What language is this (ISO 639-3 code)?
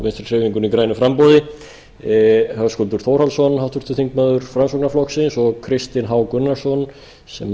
isl